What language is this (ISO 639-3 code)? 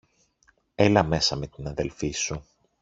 ell